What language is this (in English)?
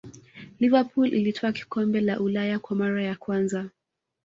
Swahili